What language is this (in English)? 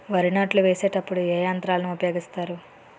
Telugu